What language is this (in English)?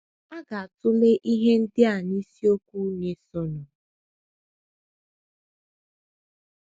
Igbo